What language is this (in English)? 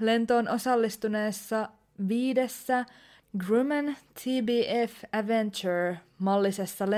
Finnish